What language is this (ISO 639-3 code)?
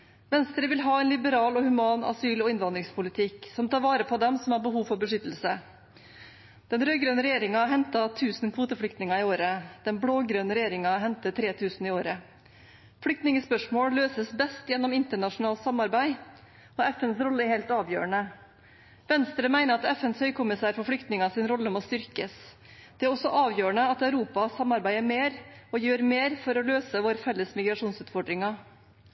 nob